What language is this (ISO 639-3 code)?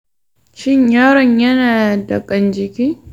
hau